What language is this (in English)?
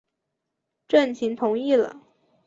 Chinese